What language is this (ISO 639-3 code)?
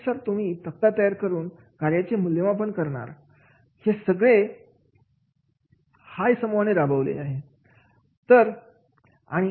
mar